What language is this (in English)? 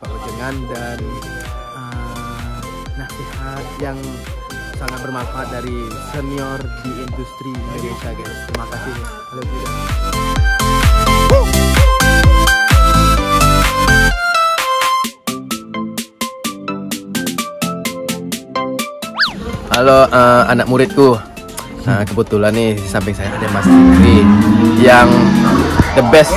Indonesian